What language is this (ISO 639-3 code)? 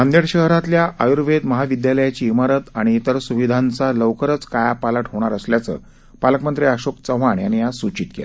mar